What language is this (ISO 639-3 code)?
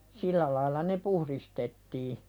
fin